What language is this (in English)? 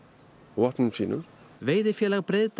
Icelandic